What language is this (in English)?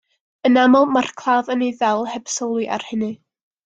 Welsh